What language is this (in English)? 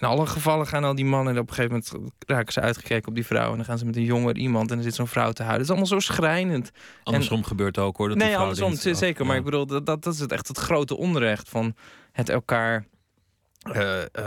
Dutch